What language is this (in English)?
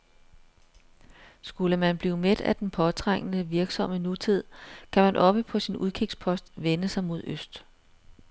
Danish